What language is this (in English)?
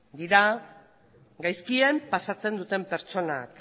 Basque